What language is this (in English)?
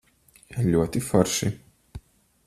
Latvian